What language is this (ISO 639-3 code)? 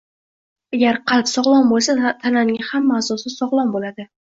uzb